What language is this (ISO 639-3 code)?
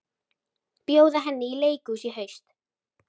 isl